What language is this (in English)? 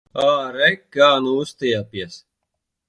Latvian